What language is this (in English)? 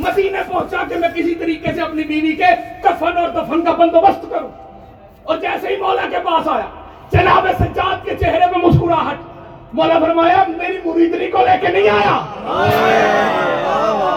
Urdu